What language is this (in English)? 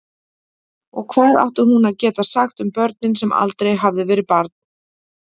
Icelandic